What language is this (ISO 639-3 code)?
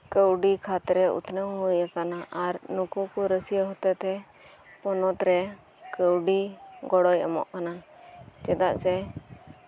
sat